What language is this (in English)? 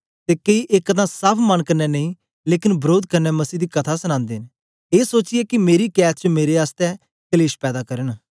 Dogri